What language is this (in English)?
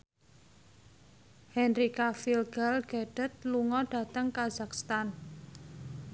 Javanese